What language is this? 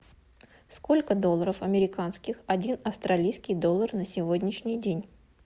Russian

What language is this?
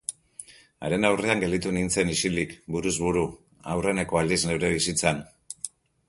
Basque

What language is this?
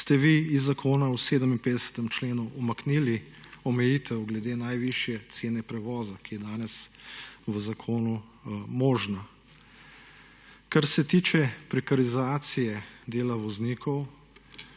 Slovenian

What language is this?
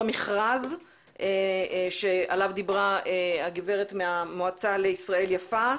Hebrew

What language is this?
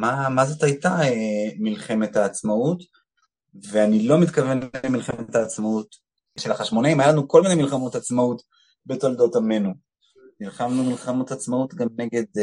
Hebrew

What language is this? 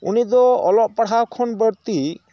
Santali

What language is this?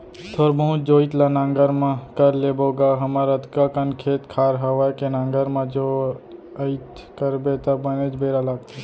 Chhattisgarhi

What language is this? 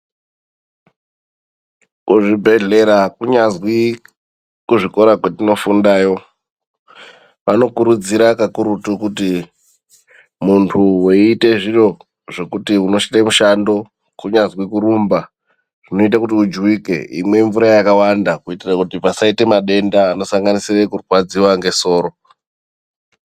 Ndau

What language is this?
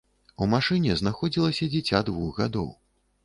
Belarusian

